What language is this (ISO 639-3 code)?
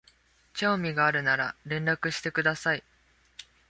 jpn